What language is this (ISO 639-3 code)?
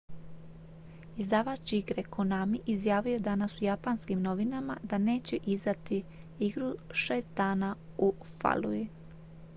hrv